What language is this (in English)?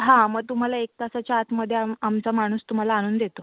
Marathi